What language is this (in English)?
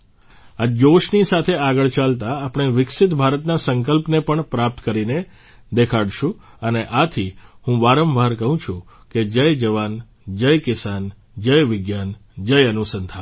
Gujarati